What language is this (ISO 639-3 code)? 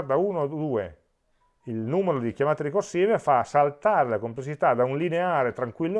ita